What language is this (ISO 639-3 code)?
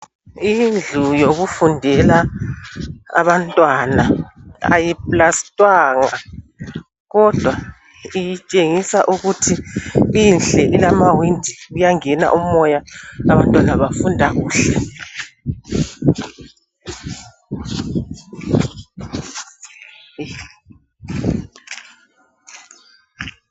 nde